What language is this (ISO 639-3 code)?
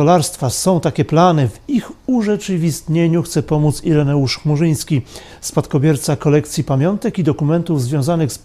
pol